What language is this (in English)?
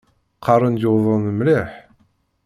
Kabyle